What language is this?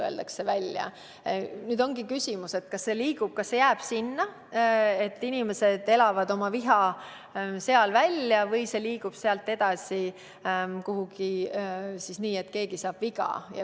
Estonian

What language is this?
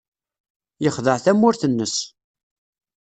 Kabyle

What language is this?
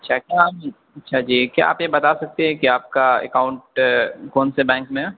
Urdu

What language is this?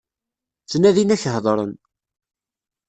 Kabyle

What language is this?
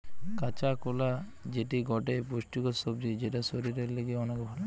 Bangla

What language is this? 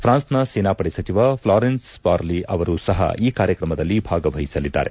Kannada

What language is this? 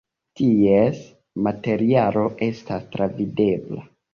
Esperanto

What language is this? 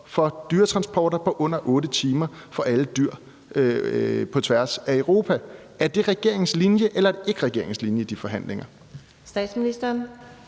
Danish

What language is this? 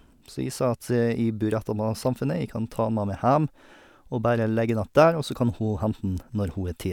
Norwegian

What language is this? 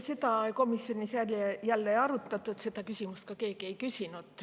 Estonian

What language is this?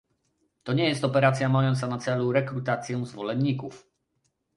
Polish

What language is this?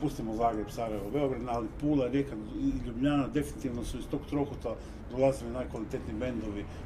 Croatian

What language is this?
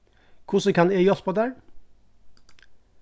Faroese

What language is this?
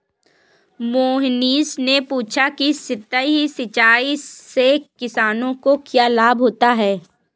Hindi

